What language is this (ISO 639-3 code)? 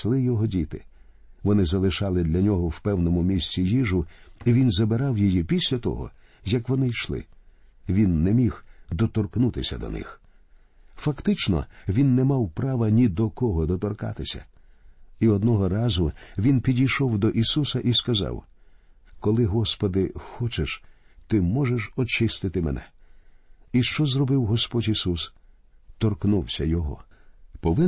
ukr